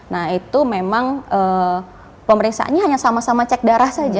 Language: Indonesian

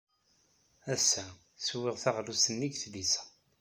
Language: Kabyle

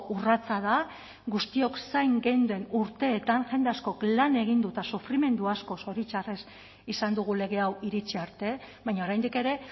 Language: Basque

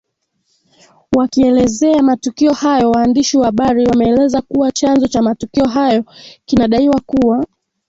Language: Swahili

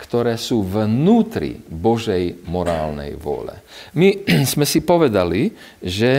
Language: Slovak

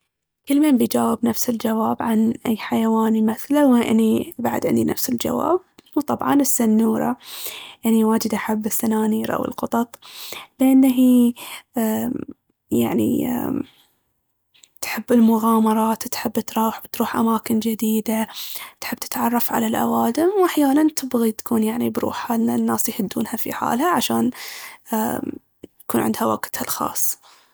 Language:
Baharna Arabic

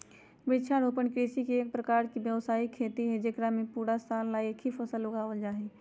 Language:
Magahi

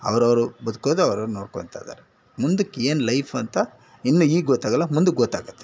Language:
Kannada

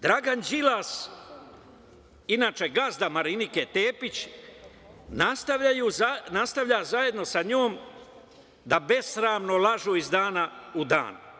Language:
Serbian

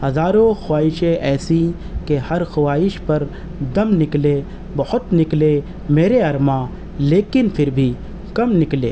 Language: Urdu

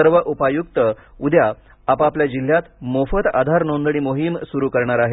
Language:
Marathi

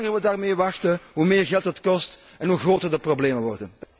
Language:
Dutch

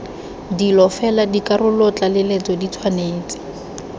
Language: Tswana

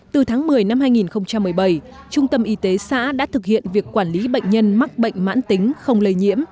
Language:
Vietnamese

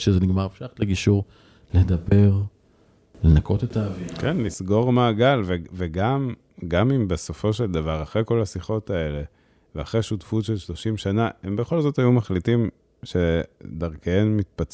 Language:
Hebrew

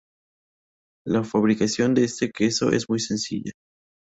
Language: Spanish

